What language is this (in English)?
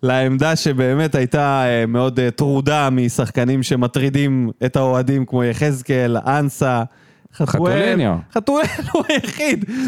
Hebrew